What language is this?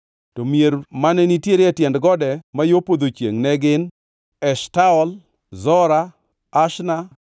Luo (Kenya and Tanzania)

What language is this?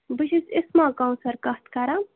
Kashmiri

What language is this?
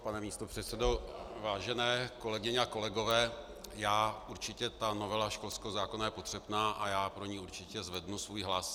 Czech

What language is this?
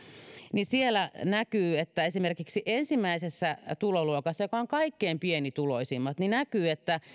Finnish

